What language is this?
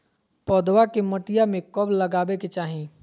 Magahi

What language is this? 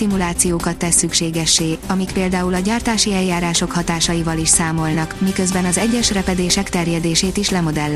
Hungarian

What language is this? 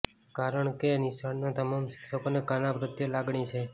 Gujarati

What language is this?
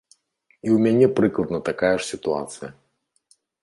Belarusian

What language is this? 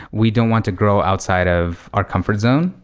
English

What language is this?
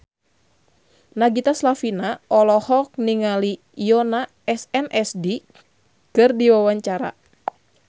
Sundanese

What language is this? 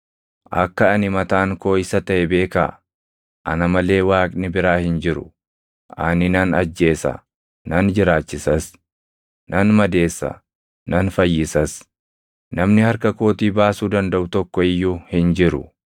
Oromo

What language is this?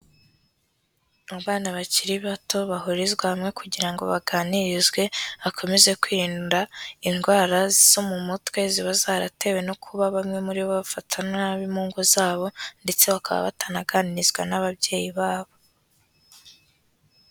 Kinyarwanda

